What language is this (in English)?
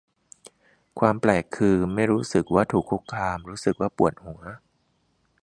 Thai